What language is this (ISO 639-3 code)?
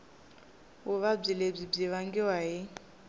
tso